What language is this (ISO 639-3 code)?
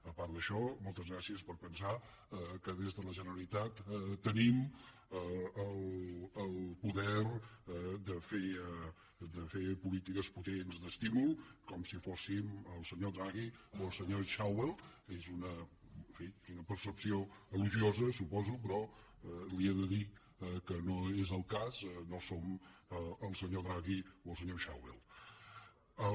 cat